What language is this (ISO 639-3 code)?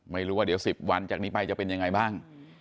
tha